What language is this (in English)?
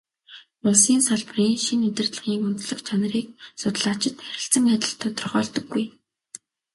Mongolian